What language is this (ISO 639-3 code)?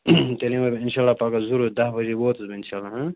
kas